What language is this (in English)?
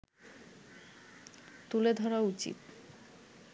Bangla